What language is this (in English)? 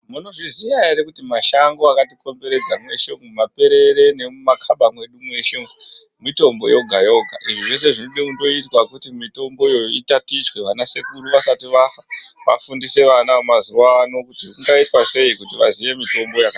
Ndau